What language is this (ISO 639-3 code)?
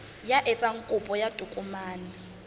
sot